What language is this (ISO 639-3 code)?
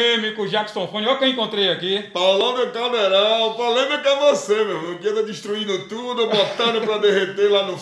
por